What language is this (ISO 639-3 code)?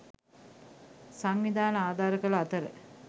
sin